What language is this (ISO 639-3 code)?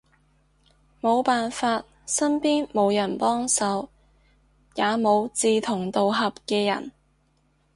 yue